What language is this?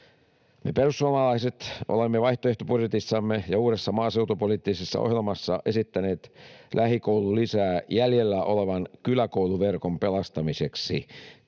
Finnish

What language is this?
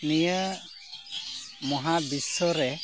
Santali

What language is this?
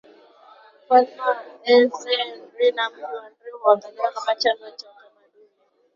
Swahili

